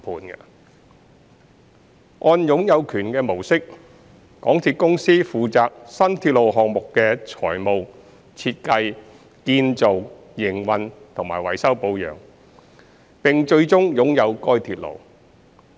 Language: Cantonese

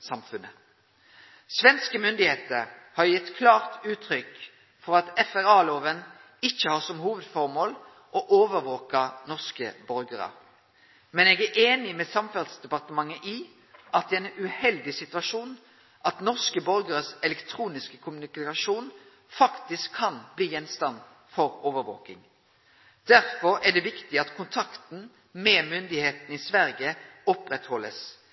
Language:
Norwegian Nynorsk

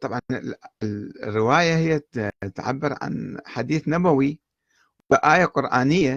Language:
Arabic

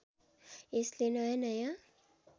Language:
Nepali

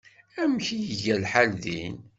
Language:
Kabyle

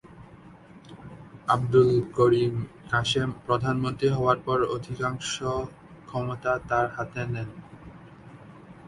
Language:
Bangla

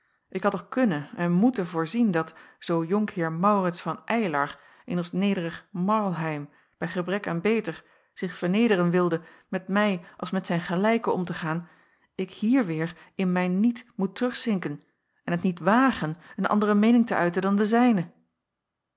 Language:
Dutch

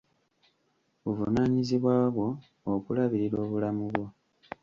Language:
Ganda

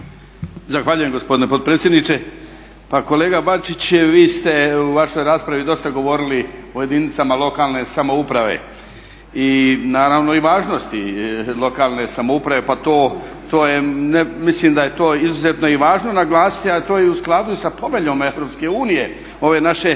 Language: Croatian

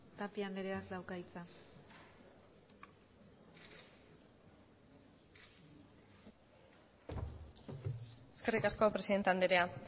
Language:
Basque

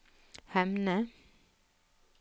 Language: Norwegian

